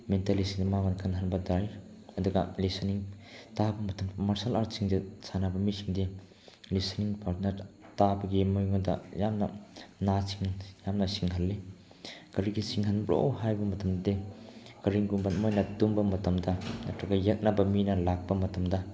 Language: Manipuri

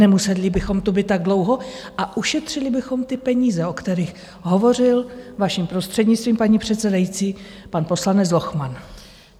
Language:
Czech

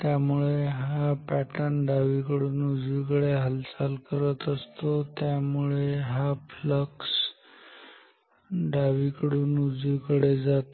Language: Marathi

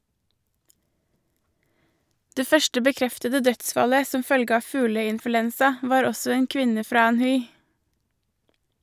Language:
Norwegian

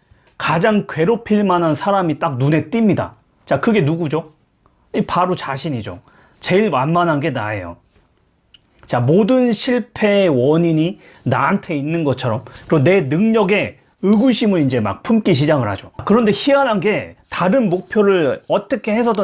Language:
Korean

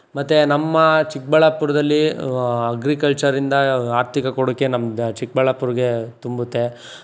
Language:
Kannada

